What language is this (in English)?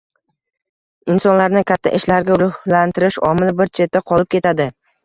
Uzbek